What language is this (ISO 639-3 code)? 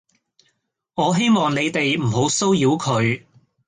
yue